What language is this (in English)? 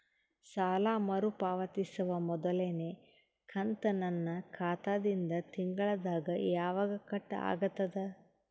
Kannada